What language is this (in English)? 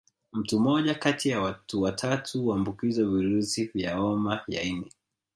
Swahili